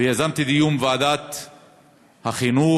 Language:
Hebrew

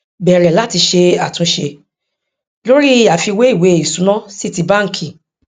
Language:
Yoruba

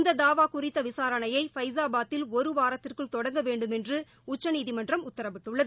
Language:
Tamil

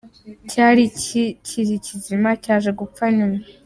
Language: Kinyarwanda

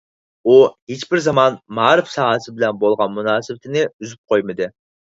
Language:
Uyghur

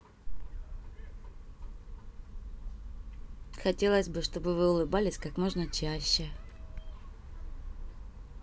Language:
Russian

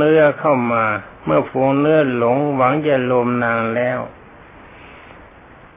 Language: Thai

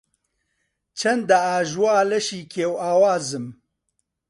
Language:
Central Kurdish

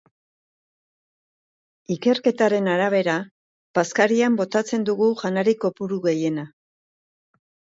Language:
Basque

